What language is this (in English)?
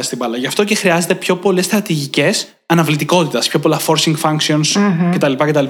Greek